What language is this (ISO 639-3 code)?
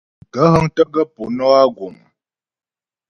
bbj